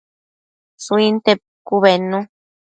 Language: Matsés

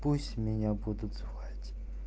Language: Russian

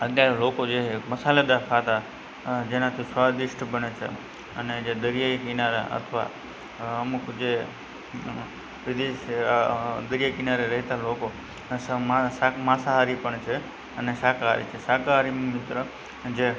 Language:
Gujarati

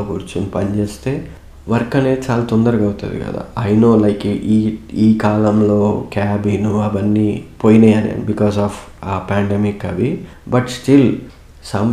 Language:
Telugu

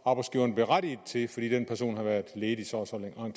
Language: Danish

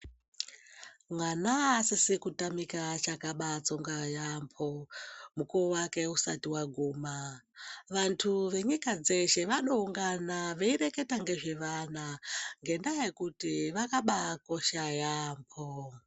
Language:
Ndau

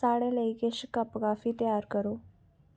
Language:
Dogri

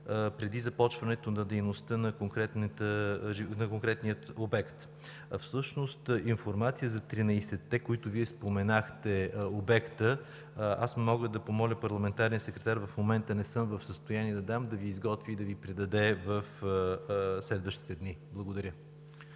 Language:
Bulgarian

